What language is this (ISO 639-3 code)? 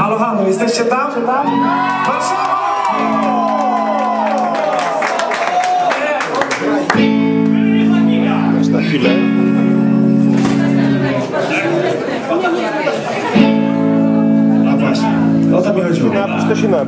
pol